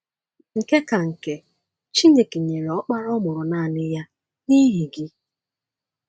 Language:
Igbo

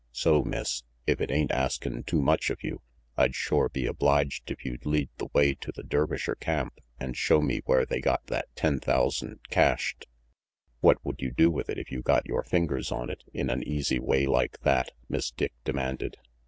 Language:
English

